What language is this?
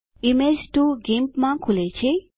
Gujarati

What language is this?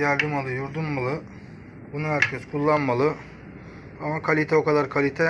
Turkish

